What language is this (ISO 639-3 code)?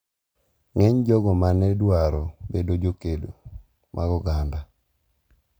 luo